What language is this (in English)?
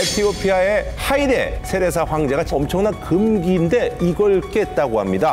Korean